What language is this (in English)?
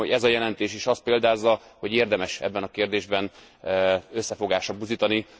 Hungarian